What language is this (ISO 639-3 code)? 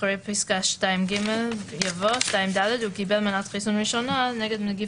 heb